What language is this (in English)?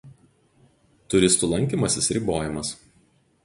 Lithuanian